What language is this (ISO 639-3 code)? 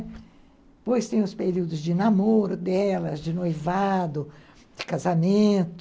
por